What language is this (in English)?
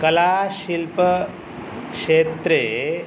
Sanskrit